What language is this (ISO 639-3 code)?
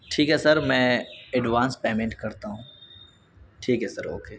urd